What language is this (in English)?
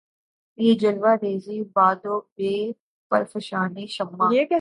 Urdu